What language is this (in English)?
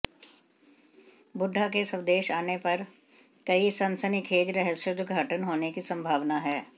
Hindi